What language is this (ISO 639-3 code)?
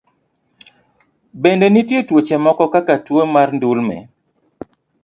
luo